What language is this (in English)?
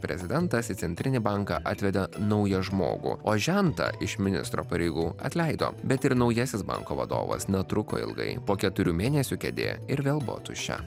Lithuanian